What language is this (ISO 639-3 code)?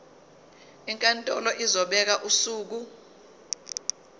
zul